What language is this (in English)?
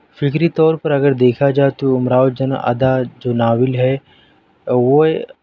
Urdu